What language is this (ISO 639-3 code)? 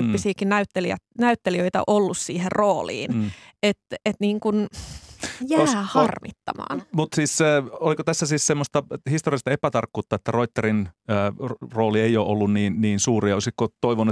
fin